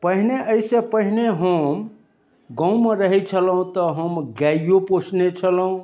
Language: Maithili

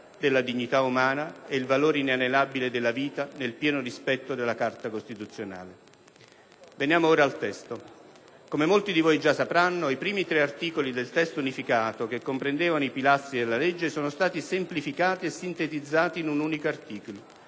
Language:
Italian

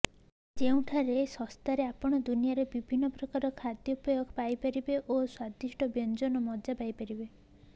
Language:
Odia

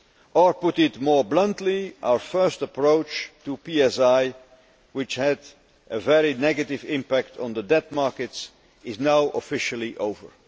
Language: English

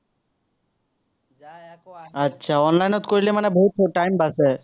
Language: Assamese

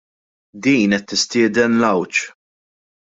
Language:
Maltese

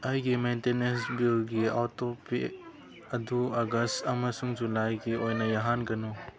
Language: Manipuri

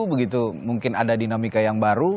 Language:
Indonesian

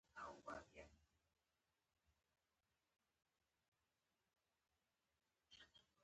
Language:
Pashto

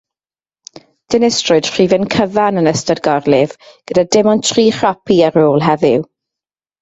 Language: Welsh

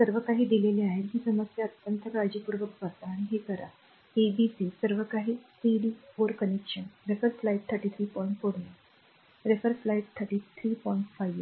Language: Marathi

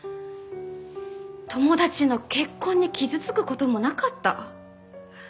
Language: Japanese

